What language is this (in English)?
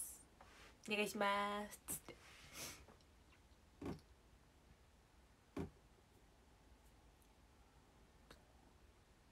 Japanese